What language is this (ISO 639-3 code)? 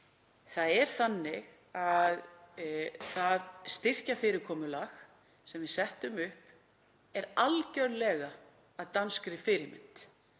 isl